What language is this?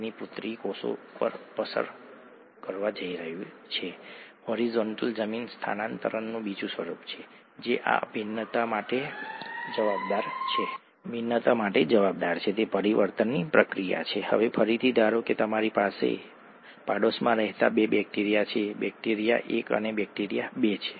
Gujarati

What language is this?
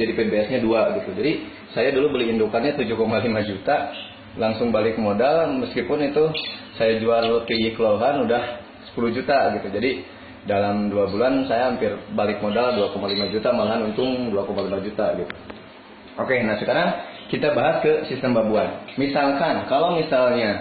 Indonesian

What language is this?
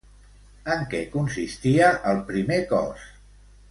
Catalan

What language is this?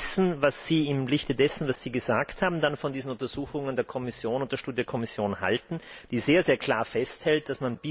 German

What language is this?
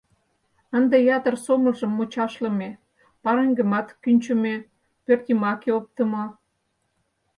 Mari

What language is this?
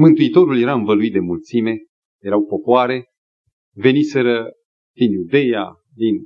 Romanian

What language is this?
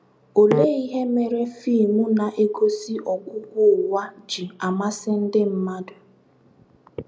Igbo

